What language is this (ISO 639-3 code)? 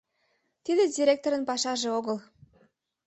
chm